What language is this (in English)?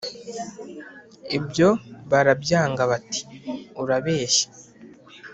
Kinyarwanda